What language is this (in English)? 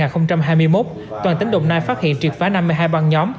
Vietnamese